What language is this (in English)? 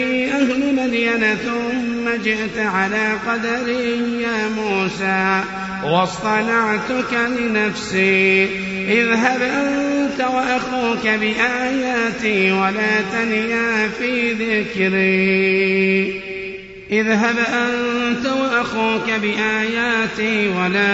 Arabic